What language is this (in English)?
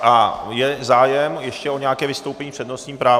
Czech